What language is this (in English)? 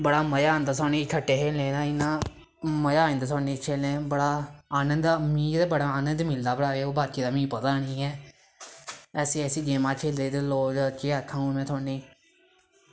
Dogri